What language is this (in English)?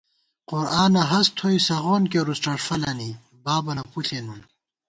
Gawar-Bati